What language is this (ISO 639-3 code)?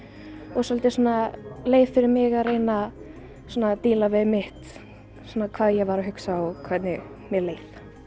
isl